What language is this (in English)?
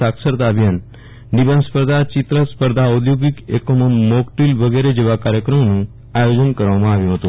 Gujarati